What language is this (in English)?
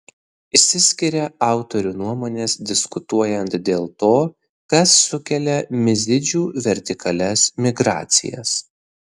Lithuanian